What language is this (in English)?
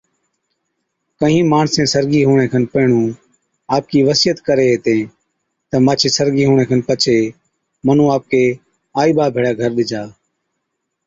Od